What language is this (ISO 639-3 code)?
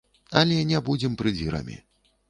bel